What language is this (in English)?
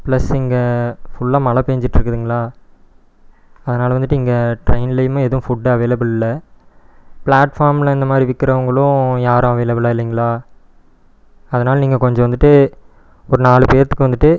Tamil